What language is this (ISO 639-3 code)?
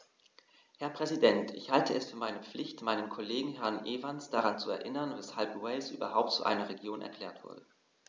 deu